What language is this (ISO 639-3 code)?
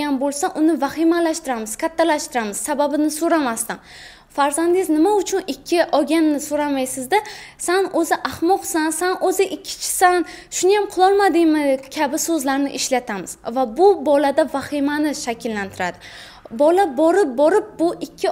tur